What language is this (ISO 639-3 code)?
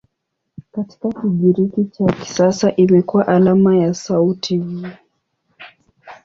swa